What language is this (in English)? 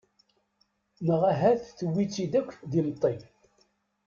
Kabyle